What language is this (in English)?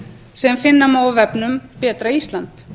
Icelandic